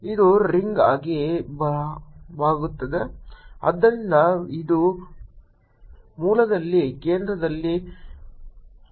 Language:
Kannada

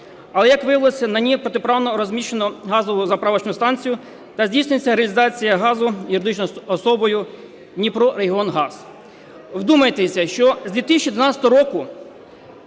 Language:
Ukrainian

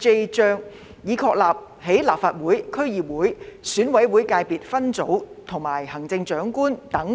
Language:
Cantonese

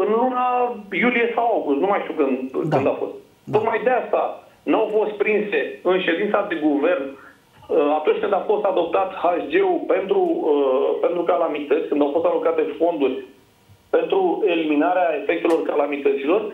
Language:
Romanian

